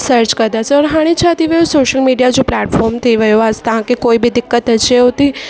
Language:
Sindhi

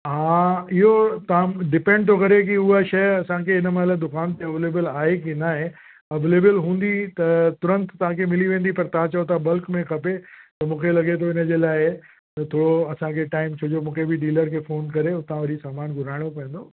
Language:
Sindhi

